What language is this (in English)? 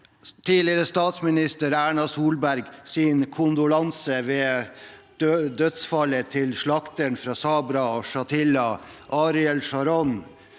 Norwegian